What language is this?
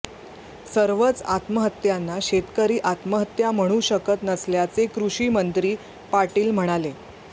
Marathi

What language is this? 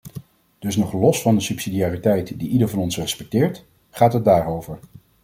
Dutch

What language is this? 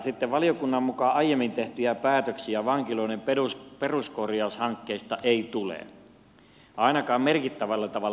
Finnish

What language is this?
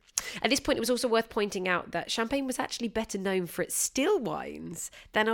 English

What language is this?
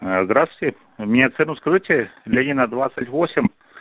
Russian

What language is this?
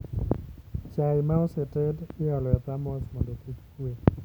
Luo (Kenya and Tanzania)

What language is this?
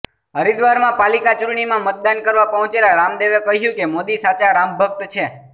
Gujarati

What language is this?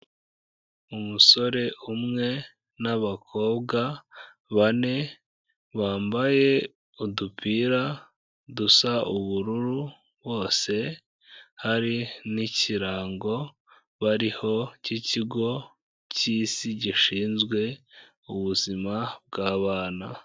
Kinyarwanda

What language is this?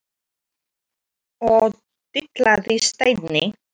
Icelandic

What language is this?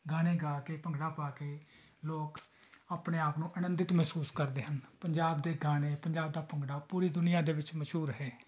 Punjabi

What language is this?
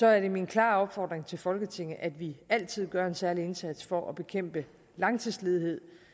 Danish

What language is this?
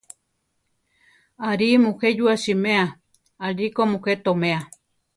Central Tarahumara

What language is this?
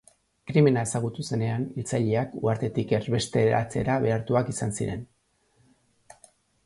Basque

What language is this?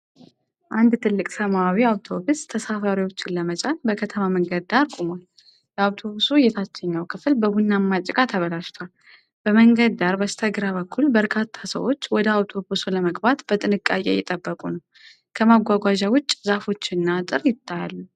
Amharic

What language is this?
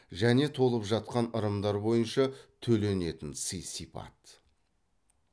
Kazakh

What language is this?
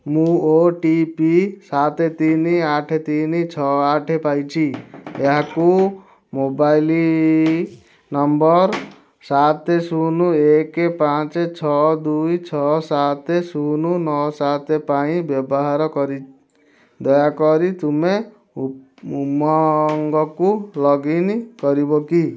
Odia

